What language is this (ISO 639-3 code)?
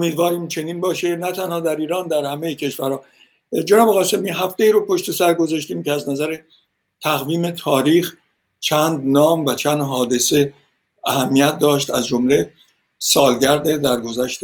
fas